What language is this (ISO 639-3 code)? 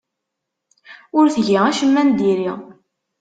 kab